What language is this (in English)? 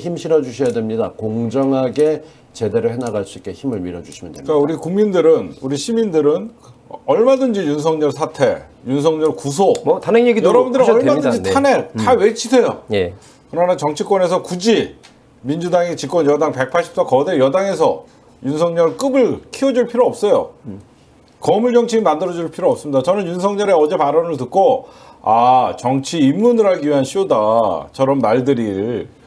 Korean